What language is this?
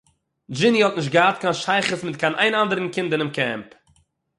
Yiddish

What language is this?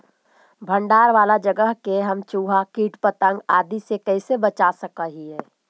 Magahi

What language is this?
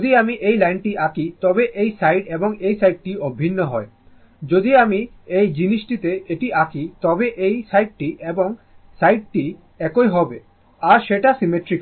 Bangla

